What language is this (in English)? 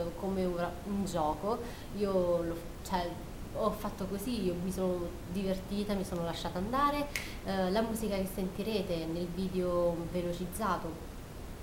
Italian